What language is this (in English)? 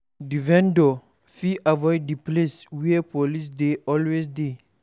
Nigerian Pidgin